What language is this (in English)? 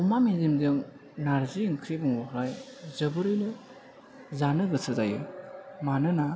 Bodo